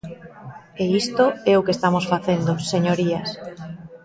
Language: Galician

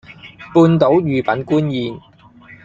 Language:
Cantonese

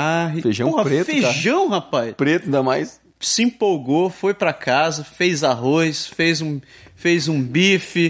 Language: Portuguese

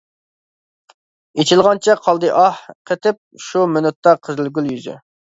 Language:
Uyghur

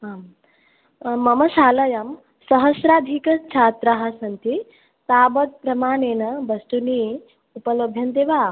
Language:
Sanskrit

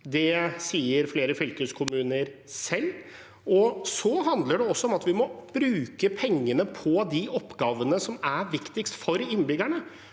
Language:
Norwegian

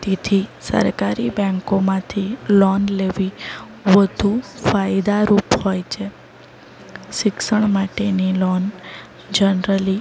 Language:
Gujarati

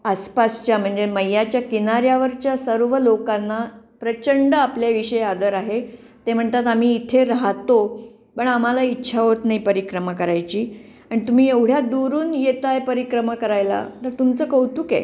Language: Marathi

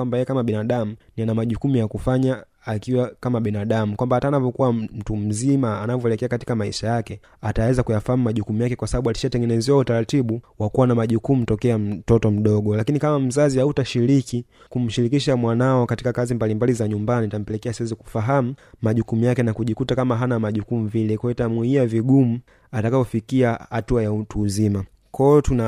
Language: Swahili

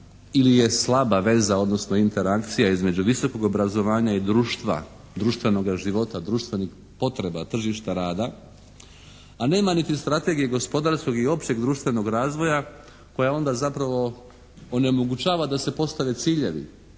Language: Croatian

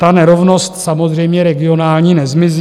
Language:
Czech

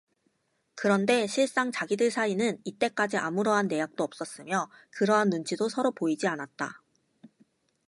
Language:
Korean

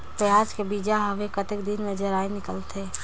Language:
Chhattisgarhi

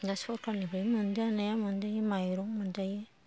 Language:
Bodo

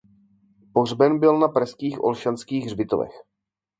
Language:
Czech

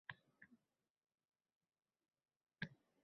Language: Uzbek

